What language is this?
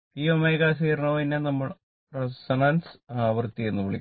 Malayalam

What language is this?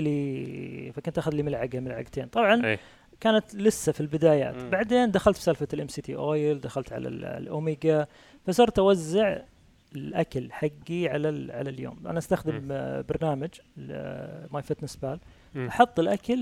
Arabic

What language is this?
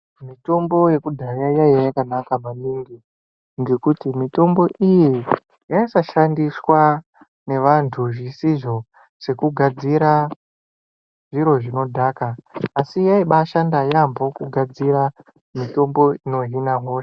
Ndau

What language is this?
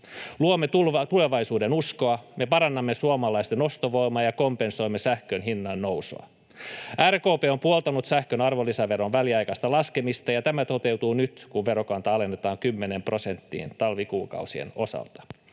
Finnish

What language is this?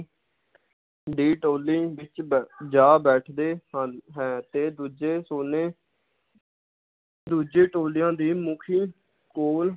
Punjabi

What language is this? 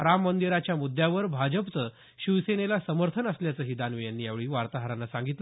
Marathi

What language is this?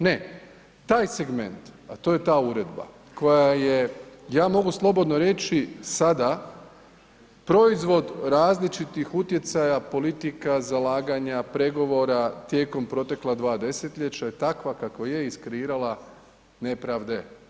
Croatian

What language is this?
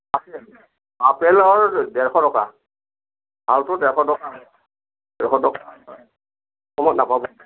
Assamese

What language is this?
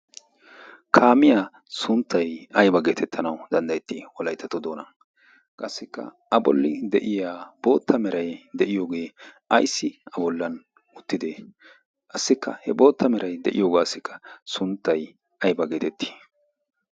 Wolaytta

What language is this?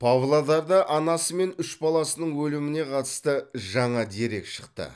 Kazakh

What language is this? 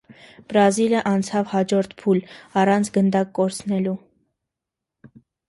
Armenian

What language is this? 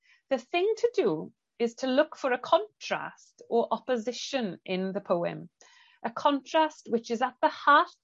Welsh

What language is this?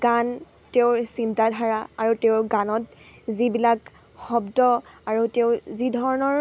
Assamese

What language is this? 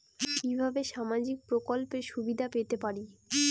Bangla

